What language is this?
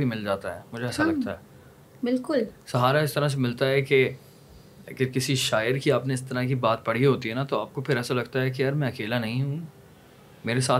Urdu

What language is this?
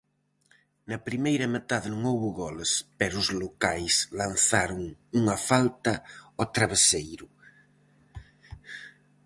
Galician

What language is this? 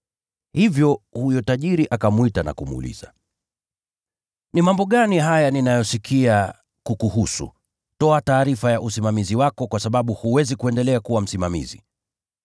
Swahili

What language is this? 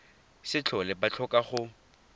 Tswana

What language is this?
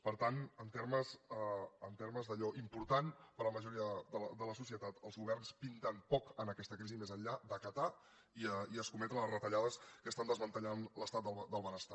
Catalan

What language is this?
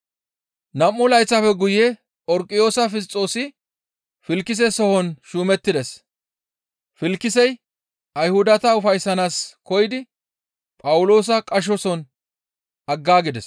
Gamo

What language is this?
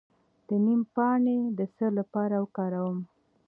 Pashto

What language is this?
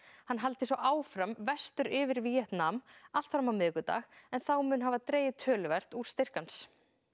Icelandic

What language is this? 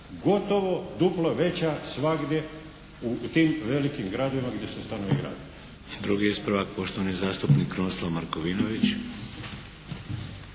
Croatian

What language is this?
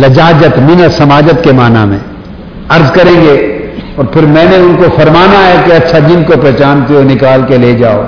Urdu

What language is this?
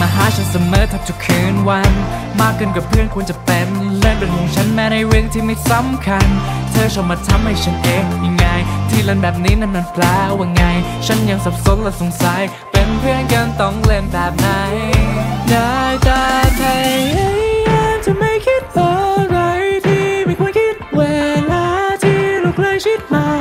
Thai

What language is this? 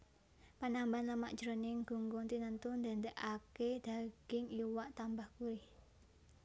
Javanese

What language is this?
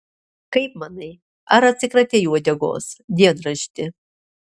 Lithuanian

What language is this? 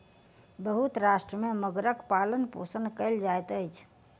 Maithili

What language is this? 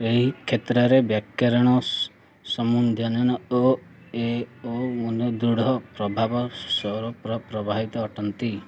Odia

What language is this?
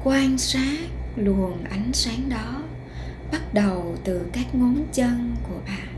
Vietnamese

